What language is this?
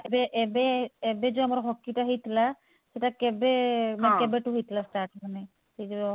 Odia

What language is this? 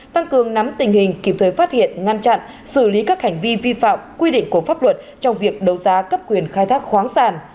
Vietnamese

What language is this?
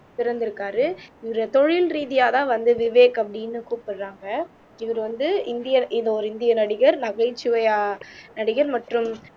Tamil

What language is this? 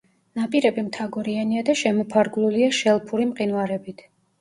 Georgian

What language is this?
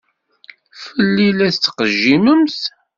Kabyle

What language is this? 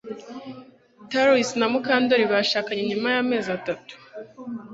Kinyarwanda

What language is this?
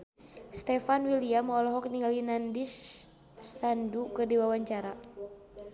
Sundanese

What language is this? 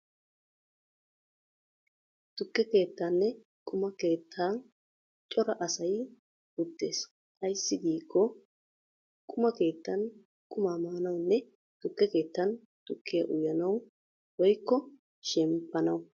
Wolaytta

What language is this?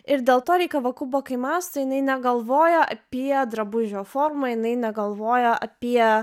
Lithuanian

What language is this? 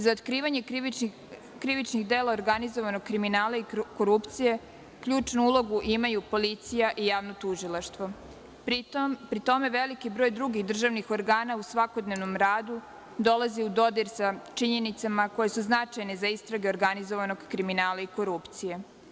Serbian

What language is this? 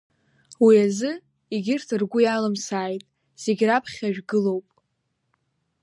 Abkhazian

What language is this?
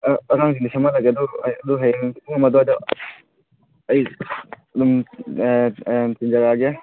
Manipuri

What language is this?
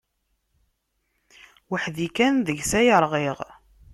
Kabyle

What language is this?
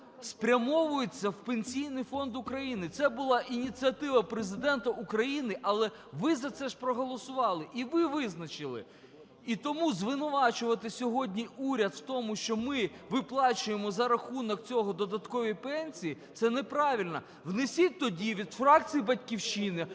Ukrainian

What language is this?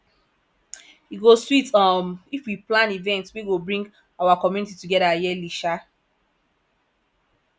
Nigerian Pidgin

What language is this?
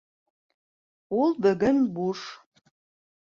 Bashkir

